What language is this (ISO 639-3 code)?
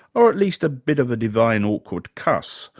eng